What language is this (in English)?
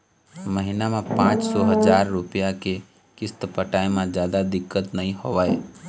Chhattisgarhi